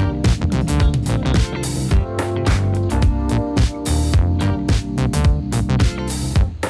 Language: Portuguese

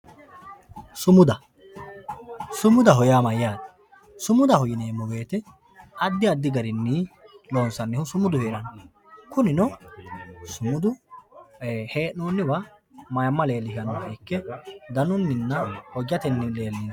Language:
Sidamo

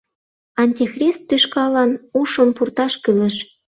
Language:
Mari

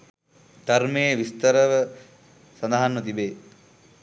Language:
Sinhala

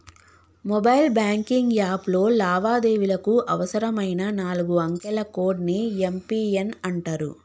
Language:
Telugu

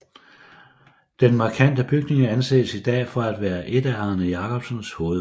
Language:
Danish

